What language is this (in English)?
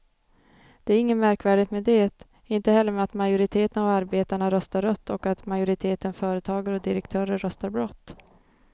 Swedish